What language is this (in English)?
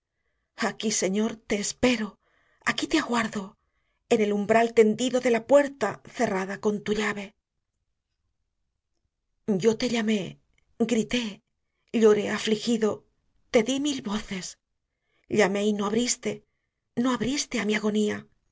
Spanish